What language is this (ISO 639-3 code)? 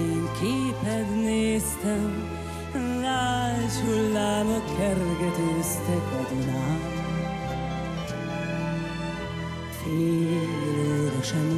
hun